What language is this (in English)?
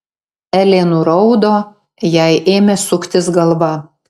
Lithuanian